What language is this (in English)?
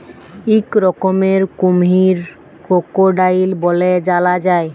Bangla